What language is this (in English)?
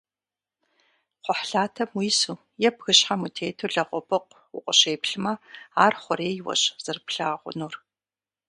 Kabardian